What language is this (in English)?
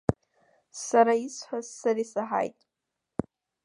Abkhazian